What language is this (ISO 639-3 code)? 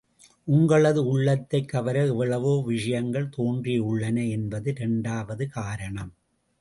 tam